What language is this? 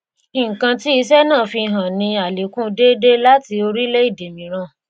Yoruba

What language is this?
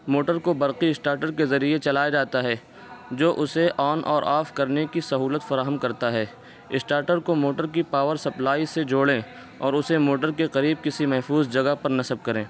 Urdu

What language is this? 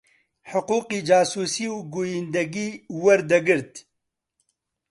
Central Kurdish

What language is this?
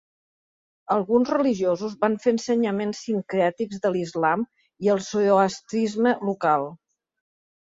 Catalan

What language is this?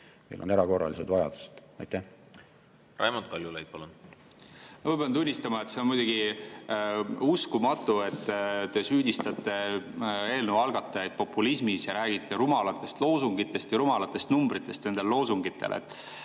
Estonian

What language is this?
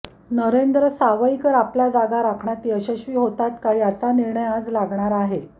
Marathi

